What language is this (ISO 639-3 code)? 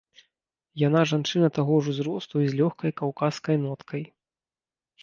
bel